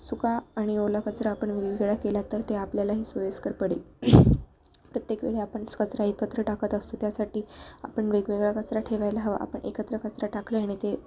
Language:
Marathi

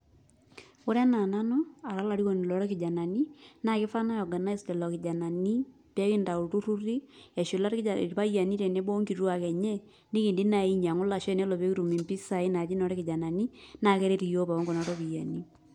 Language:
Masai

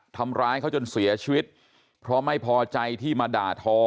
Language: Thai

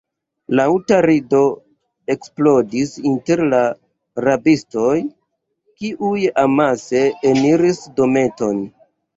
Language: Esperanto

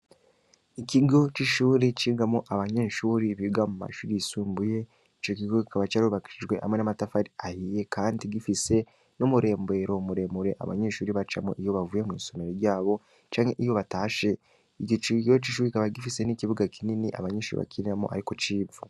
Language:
Rundi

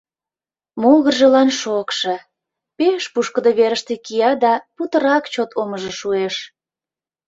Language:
Mari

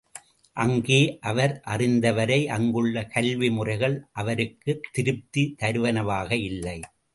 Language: Tamil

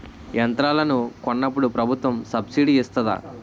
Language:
Telugu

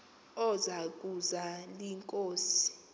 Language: Xhosa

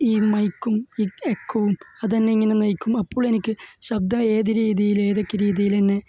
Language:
Malayalam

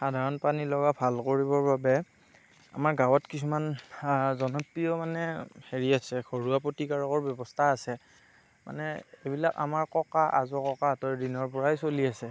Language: Assamese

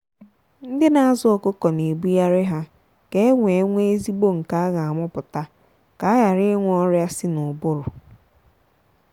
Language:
Igbo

